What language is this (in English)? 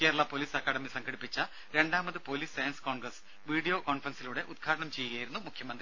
Malayalam